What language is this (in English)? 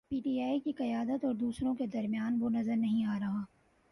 Urdu